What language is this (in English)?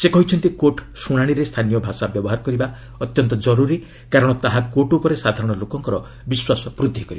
Odia